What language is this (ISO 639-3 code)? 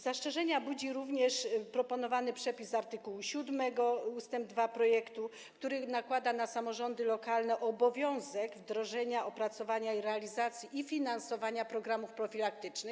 pol